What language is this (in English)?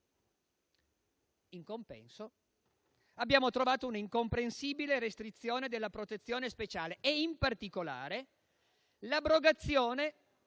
Italian